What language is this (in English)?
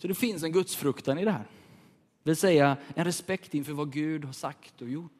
Swedish